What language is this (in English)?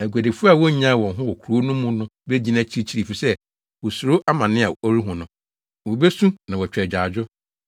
Akan